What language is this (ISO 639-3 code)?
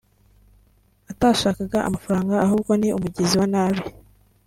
kin